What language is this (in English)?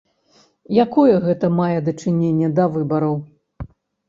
Belarusian